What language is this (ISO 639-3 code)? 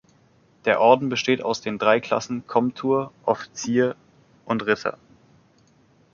deu